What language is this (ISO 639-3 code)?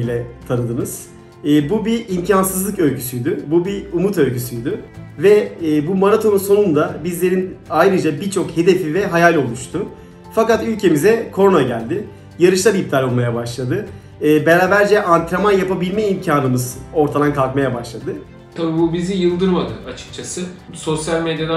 tur